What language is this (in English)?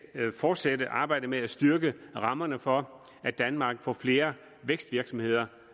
Danish